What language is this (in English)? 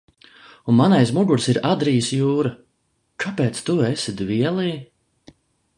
Latvian